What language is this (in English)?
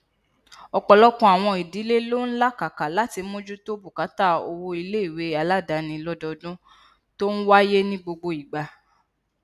Yoruba